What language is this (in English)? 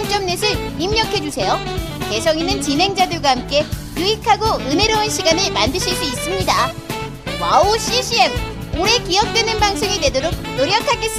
Korean